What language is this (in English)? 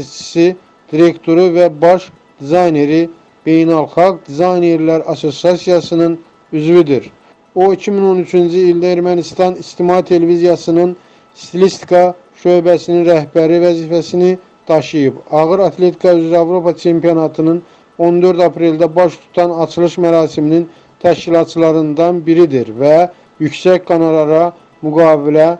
Turkish